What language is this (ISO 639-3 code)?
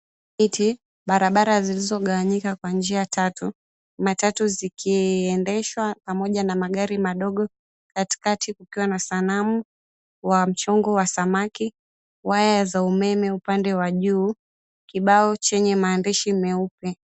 swa